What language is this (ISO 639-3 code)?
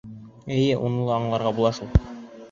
bak